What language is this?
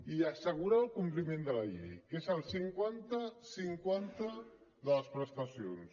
Catalan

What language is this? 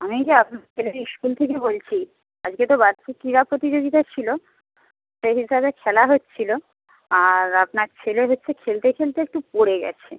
Bangla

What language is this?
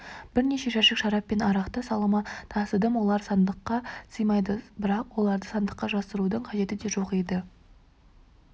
Kazakh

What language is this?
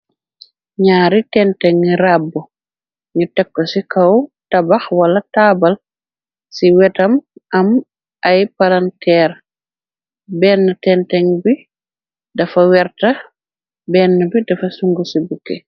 Wolof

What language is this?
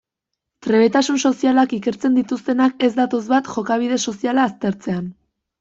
Basque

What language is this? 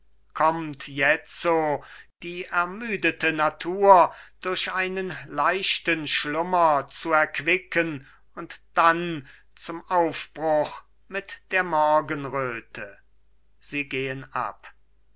German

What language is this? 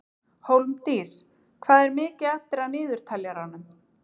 Icelandic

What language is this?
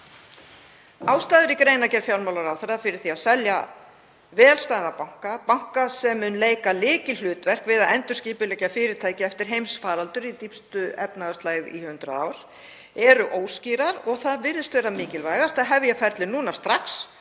Icelandic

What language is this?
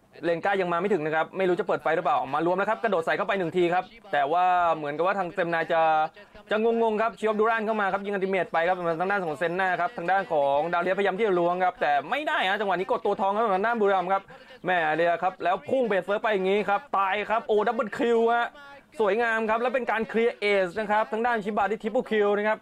Thai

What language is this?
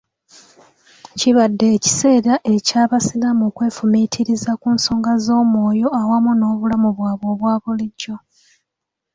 Ganda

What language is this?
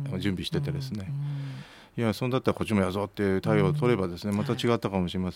Japanese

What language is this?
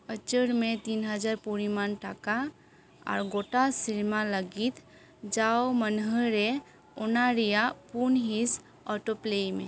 Santali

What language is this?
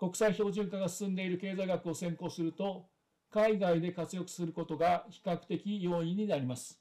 Japanese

